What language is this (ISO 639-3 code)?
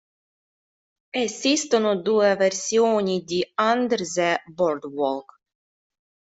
ita